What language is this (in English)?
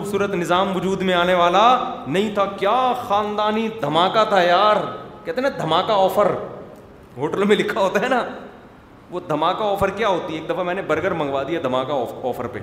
Urdu